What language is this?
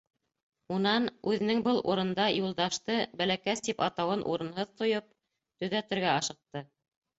Bashkir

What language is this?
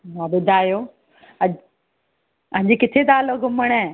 Sindhi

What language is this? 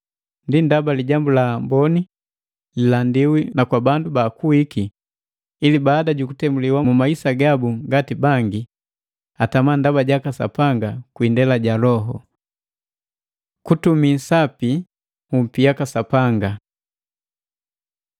Matengo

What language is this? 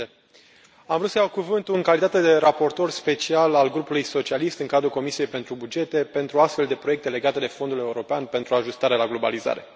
Romanian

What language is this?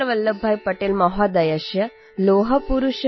English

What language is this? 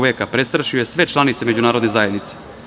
Serbian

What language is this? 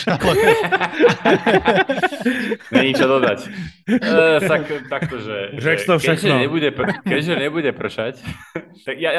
Slovak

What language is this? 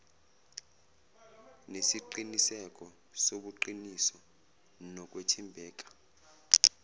Zulu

